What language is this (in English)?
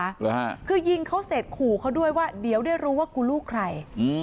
Thai